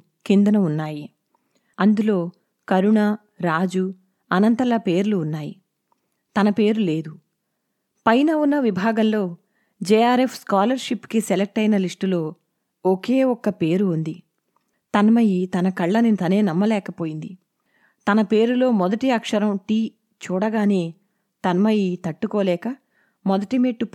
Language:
Telugu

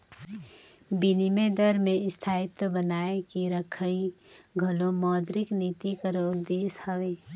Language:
Chhattisgarhi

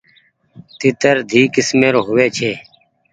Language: Goaria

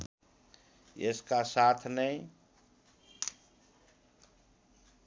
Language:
Nepali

